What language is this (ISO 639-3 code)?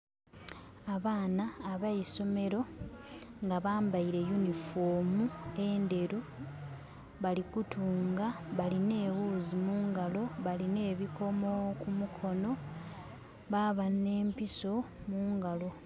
xog